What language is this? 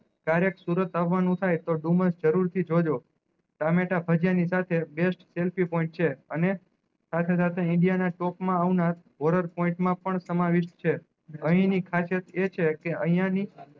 Gujarati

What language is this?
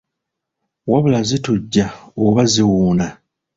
Ganda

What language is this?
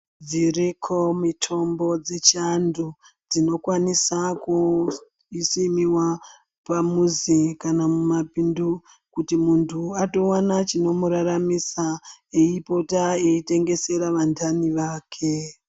Ndau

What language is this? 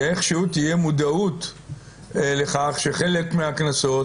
Hebrew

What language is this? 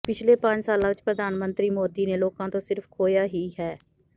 Punjabi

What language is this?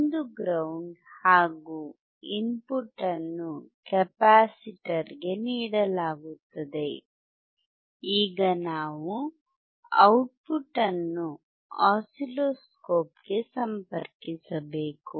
Kannada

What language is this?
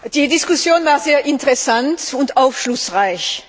German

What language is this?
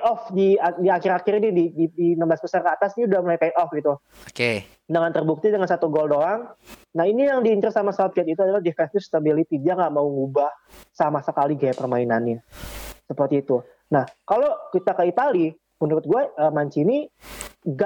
Indonesian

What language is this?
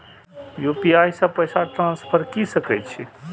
Maithili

